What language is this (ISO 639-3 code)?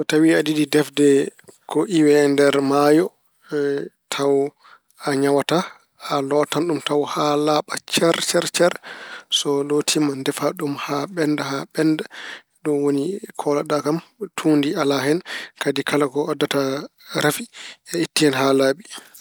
ful